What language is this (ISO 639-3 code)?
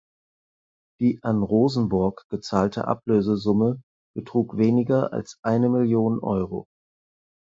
deu